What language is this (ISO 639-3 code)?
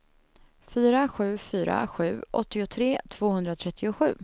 swe